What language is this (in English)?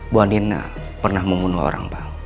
Indonesian